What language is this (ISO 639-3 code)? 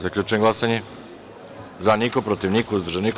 srp